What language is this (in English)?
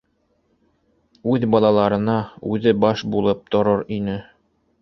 Bashkir